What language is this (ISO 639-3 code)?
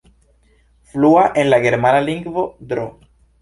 epo